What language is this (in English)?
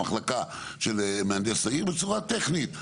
Hebrew